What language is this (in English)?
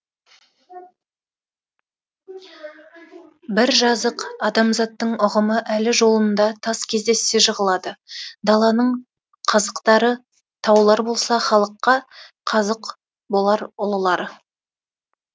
Kazakh